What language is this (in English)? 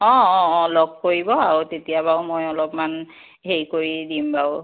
Assamese